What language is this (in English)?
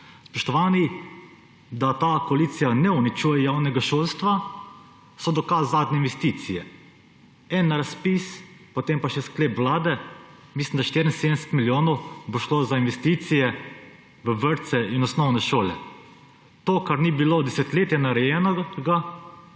Slovenian